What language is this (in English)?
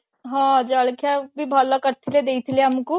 Odia